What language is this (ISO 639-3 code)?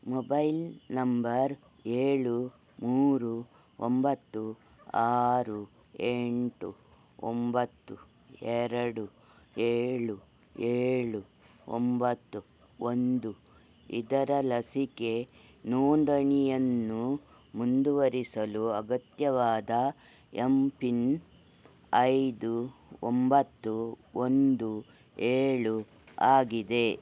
kan